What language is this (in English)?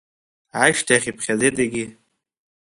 Abkhazian